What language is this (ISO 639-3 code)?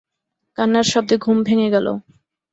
ben